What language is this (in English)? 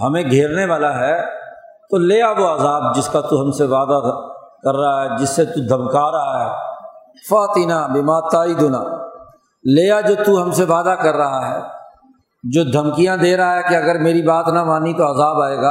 Urdu